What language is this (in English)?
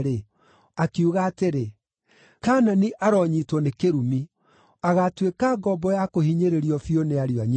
Kikuyu